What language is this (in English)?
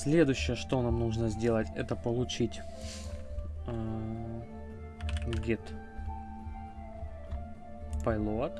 Russian